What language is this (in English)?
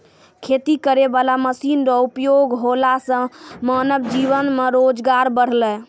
Maithili